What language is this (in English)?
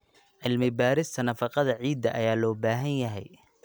Somali